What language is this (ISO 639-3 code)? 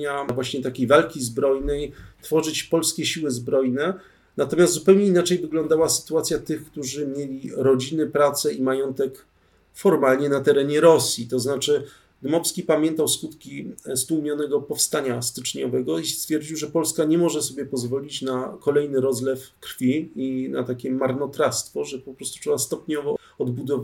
pol